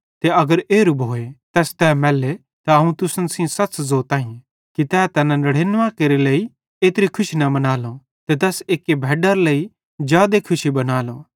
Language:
Bhadrawahi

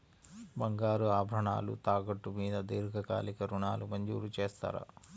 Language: Telugu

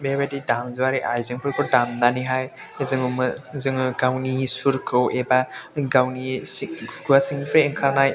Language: Bodo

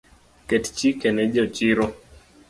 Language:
Luo (Kenya and Tanzania)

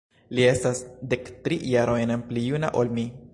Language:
Esperanto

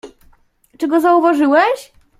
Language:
Polish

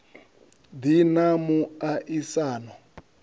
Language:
Venda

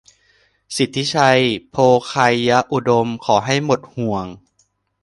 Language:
Thai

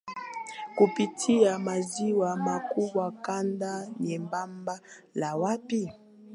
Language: Swahili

